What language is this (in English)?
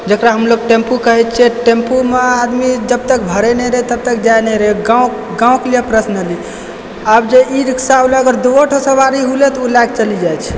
Maithili